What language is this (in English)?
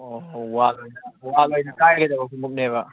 Manipuri